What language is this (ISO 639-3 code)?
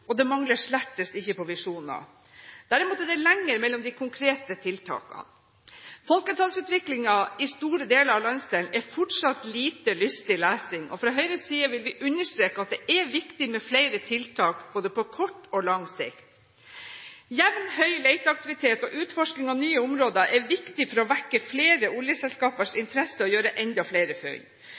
nob